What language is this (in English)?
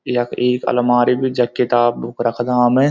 Garhwali